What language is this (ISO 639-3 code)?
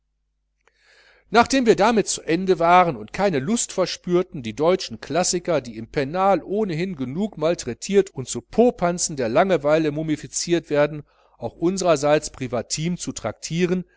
deu